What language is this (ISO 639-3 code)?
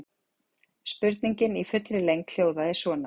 isl